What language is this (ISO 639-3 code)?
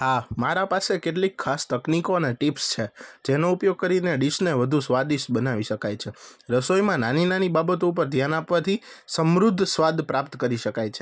guj